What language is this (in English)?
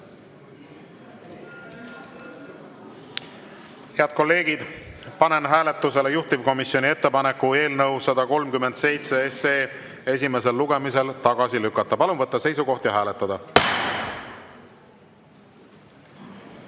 Estonian